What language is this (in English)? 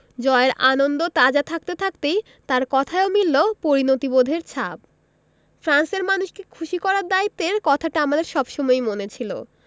Bangla